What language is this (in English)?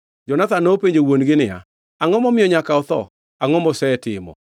Luo (Kenya and Tanzania)